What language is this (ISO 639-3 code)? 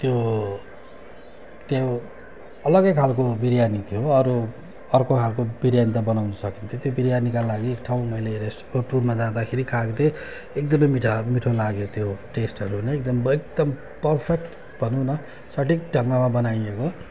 nep